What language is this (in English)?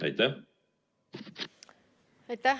Estonian